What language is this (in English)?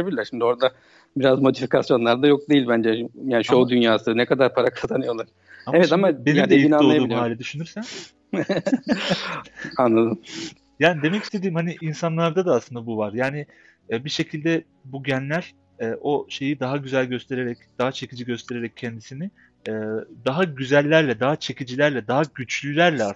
Turkish